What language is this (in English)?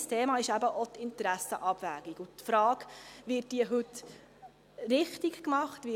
Swiss German